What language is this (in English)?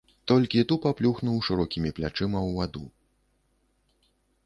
Belarusian